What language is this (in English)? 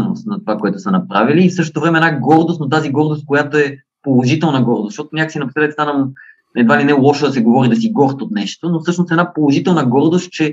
Bulgarian